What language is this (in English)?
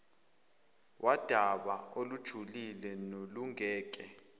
Zulu